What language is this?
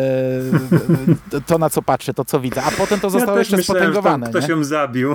Polish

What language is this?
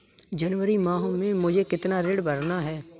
Hindi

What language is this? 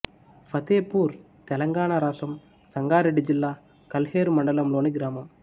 Telugu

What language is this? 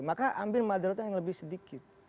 Indonesian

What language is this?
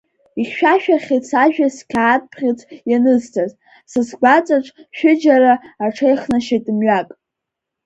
Abkhazian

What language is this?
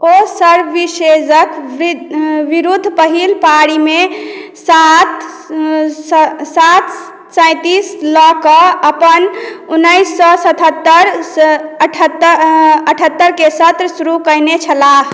Maithili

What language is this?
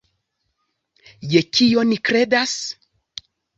Esperanto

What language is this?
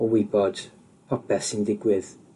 Welsh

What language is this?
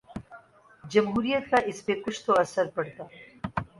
Urdu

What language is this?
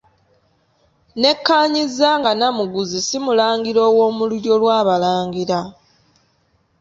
Ganda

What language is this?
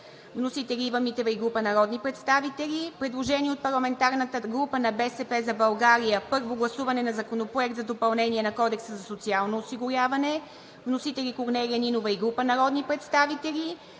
Bulgarian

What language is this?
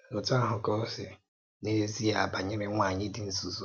Igbo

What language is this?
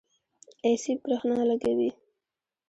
Pashto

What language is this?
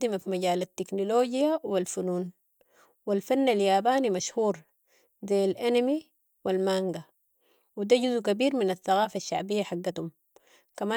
Sudanese Arabic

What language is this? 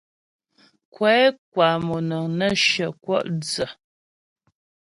Ghomala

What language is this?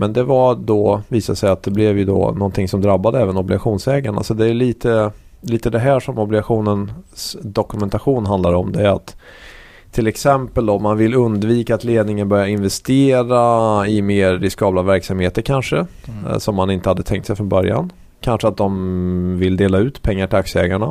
Swedish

